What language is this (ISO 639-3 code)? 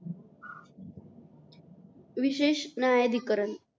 mar